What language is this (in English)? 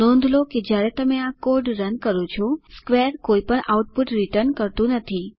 Gujarati